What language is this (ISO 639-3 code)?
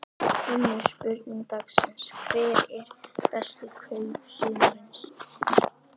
isl